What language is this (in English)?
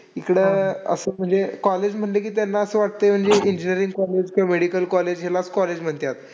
Marathi